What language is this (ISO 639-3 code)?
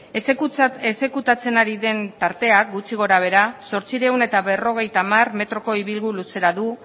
eus